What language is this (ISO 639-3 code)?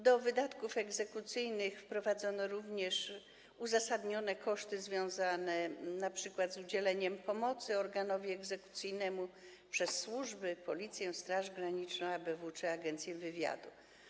pol